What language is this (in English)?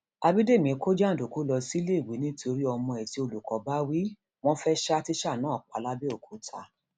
Yoruba